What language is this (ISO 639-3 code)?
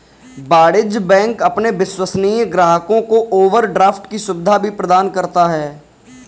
hin